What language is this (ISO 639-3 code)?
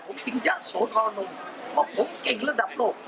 tha